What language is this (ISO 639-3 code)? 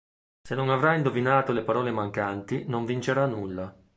ita